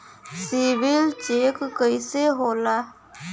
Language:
Bhojpuri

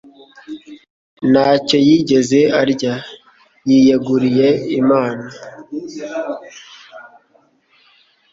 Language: Kinyarwanda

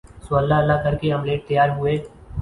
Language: Urdu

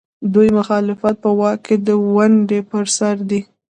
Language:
Pashto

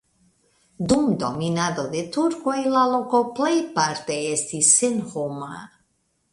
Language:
Esperanto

